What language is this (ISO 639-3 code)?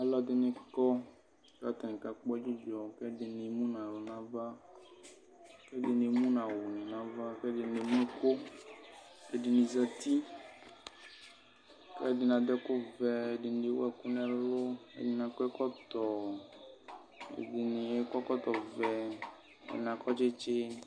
kpo